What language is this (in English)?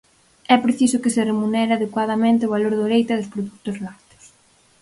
Galician